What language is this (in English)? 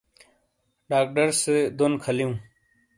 Shina